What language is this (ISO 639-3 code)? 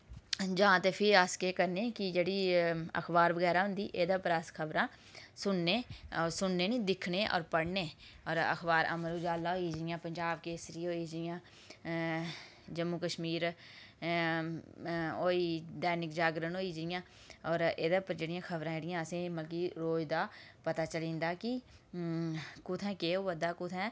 doi